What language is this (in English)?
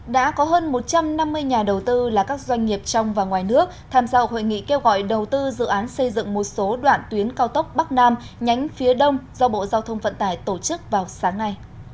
Vietnamese